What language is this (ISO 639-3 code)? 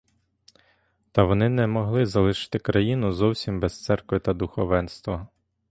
ukr